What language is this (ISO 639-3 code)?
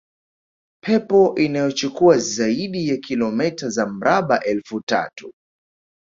swa